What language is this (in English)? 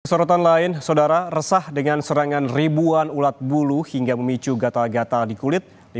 Indonesian